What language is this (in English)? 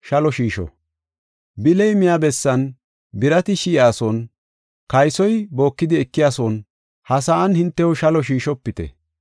Gofa